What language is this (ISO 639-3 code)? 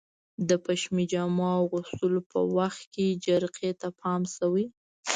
pus